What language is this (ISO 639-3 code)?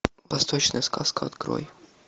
rus